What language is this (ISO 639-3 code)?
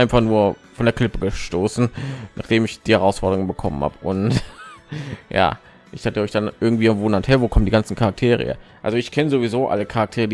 deu